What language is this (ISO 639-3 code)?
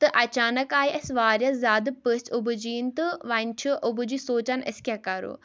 kas